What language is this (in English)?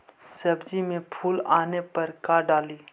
Magahi